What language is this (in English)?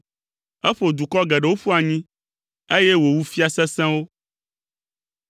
Ewe